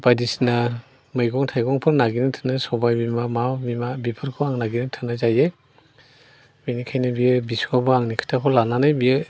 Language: Bodo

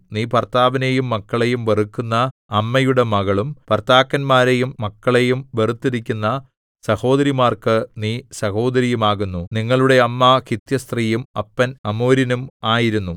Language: Malayalam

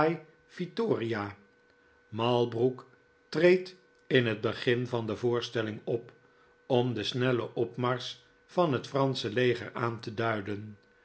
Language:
Dutch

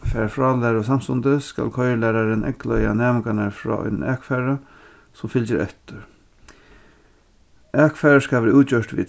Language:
Faroese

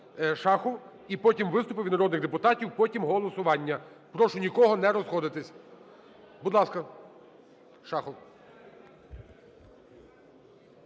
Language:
Ukrainian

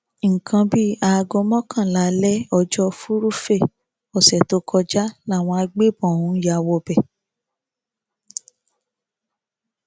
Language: Yoruba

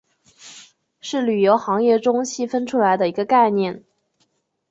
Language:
Chinese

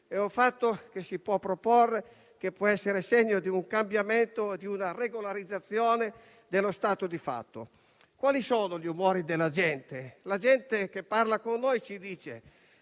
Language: Italian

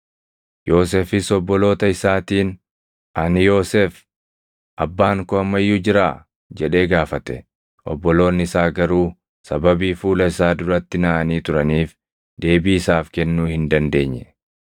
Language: Oromo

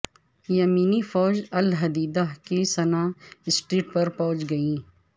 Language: Urdu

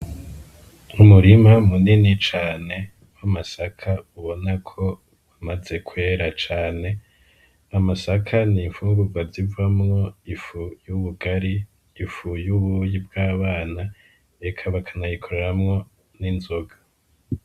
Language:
Rundi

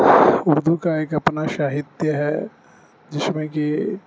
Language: Urdu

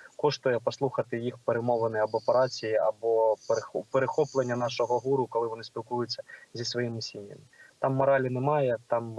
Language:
Ukrainian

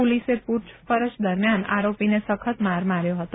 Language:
Gujarati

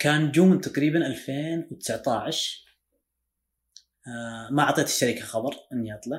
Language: Arabic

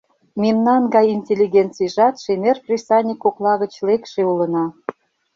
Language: Mari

